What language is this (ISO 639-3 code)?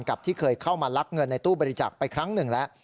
tha